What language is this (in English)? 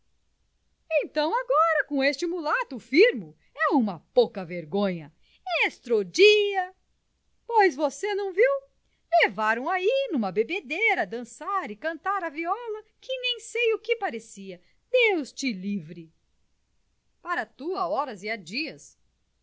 Portuguese